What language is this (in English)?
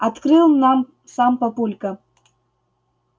Russian